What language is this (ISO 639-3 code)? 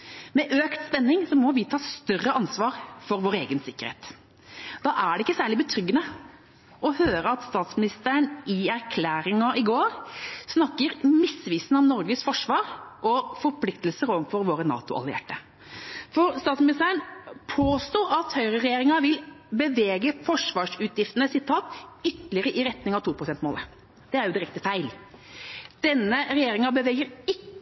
nob